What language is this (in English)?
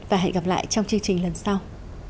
Vietnamese